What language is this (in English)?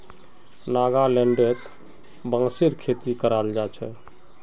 Magahi